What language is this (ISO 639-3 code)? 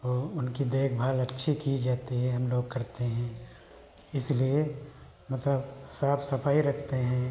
hin